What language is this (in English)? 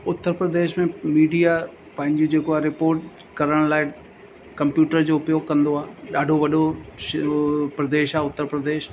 Sindhi